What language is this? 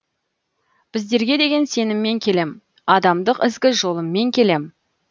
Kazakh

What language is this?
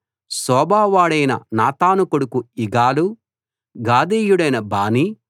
Telugu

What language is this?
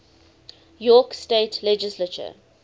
English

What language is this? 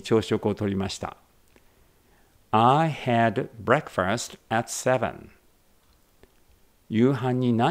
Japanese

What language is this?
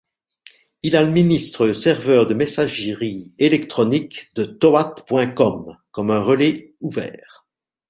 French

